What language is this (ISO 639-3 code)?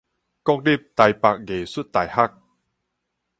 nan